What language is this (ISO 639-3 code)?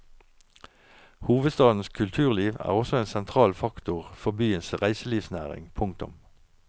nor